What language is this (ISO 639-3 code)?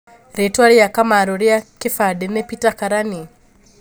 kik